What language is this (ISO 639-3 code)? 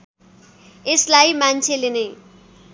nep